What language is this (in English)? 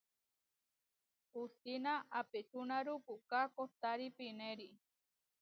Huarijio